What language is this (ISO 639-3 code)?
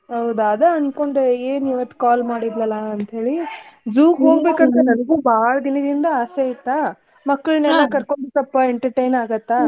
kan